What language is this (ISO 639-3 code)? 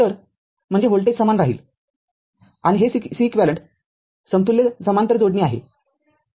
mar